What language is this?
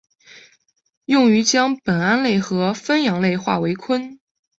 Chinese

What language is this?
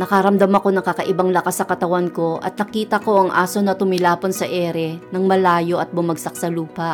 Filipino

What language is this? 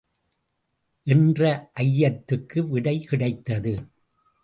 Tamil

